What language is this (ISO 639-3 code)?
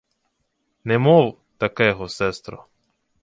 ukr